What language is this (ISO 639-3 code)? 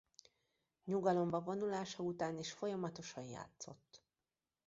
hun